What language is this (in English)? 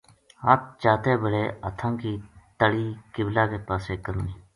Gujari